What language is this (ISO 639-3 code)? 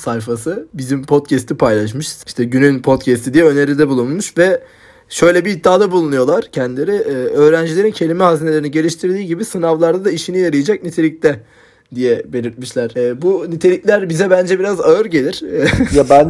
tur